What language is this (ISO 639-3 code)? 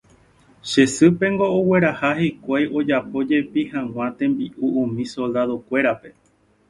grn